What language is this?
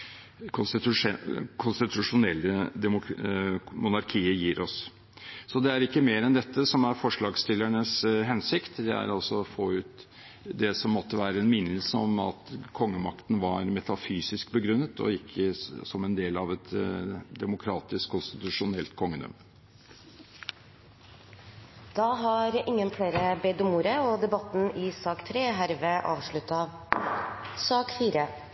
Norwegian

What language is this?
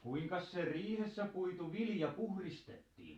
Finnish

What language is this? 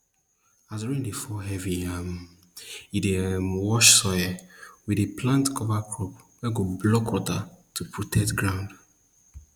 Nigerian Pidgin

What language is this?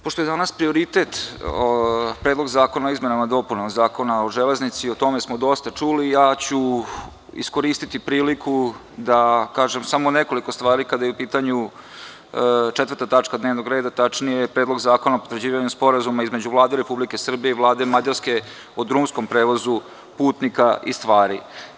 Serbian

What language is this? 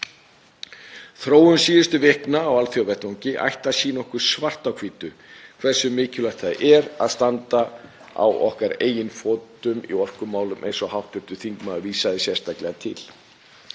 Icelandic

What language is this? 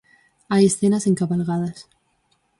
Galician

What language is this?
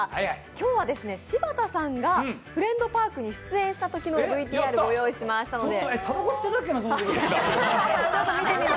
Japanese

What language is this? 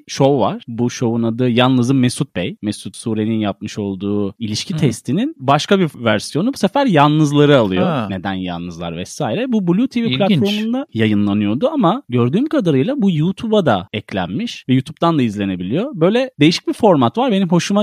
Turkish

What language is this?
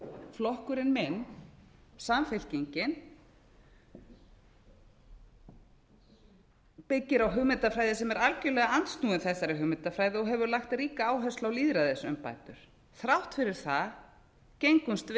Icelandic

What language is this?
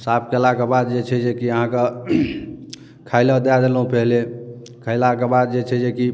Maithili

